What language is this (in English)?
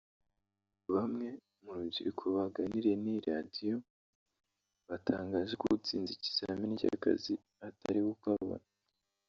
Kinyarwanda